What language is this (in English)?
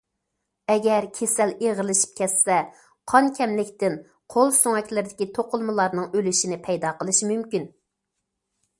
Uyghur